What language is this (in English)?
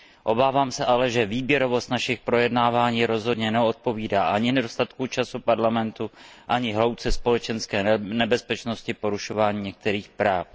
Czech